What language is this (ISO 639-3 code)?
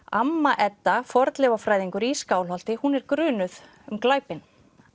isl